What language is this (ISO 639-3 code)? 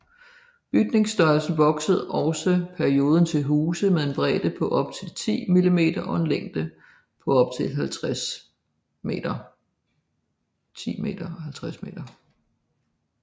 dan